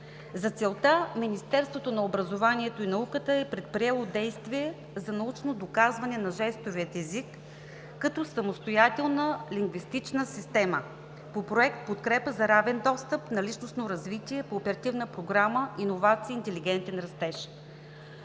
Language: Bulgarian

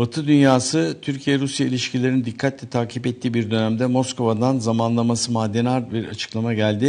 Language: Turkish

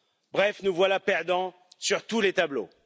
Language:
French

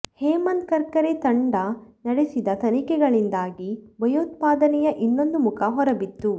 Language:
Kannada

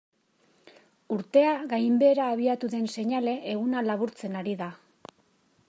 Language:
Basque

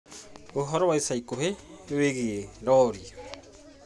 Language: Kikuyu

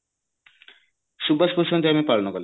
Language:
Odia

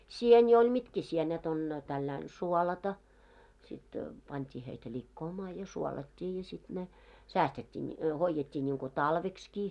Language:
Finnish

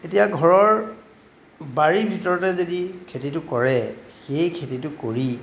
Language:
Assamese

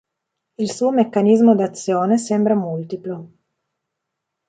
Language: Italian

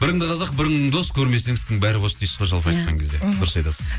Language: Kazakh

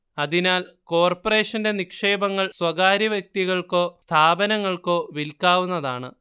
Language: Malayalam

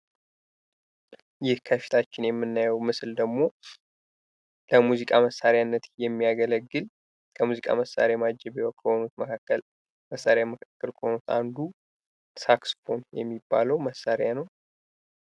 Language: Amharic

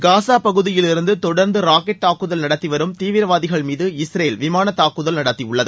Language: Tamil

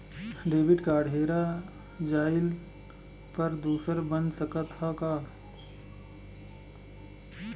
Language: Bhojpuri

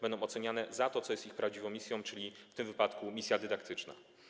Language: Polish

